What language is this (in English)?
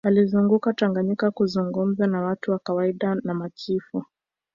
Swahili